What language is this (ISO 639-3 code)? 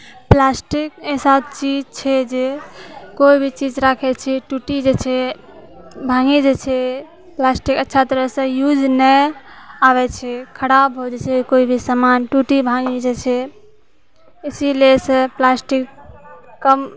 mai